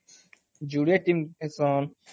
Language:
Odia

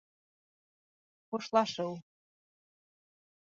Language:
Bashkir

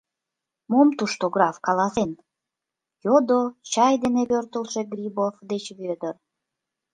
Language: Mari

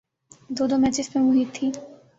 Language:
Urdu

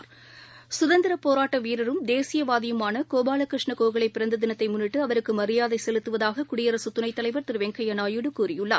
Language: Tamil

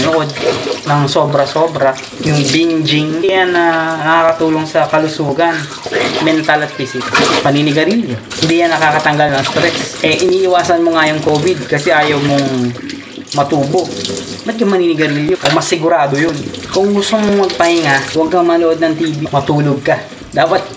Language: Filipino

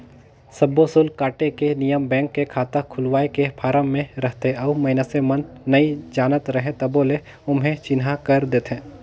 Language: Chhattisgarhi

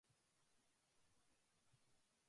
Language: Japanese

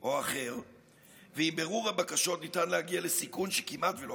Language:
Hebrew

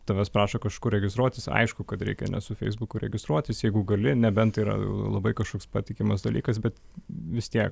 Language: Lithuanian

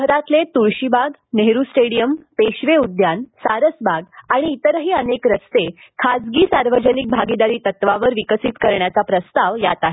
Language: Marathi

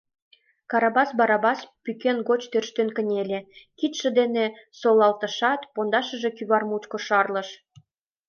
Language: Mari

